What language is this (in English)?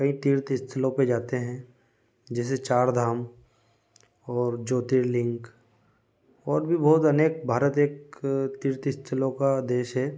Hindi